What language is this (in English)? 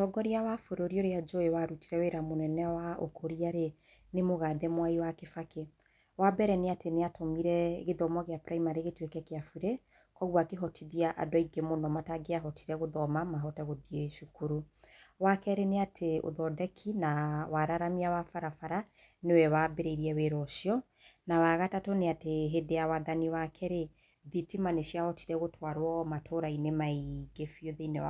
Kikuyu